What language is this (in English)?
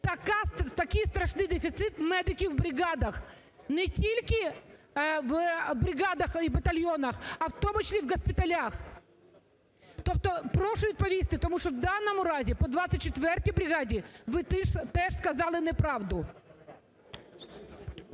Ukrainian